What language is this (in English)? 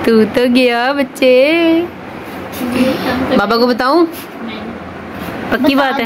Punjabi